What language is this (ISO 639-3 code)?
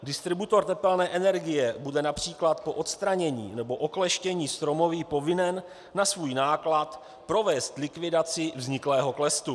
ces